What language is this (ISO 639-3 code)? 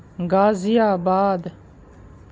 urd